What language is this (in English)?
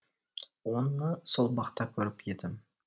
Kazakh